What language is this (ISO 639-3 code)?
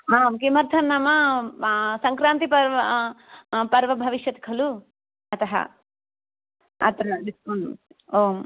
san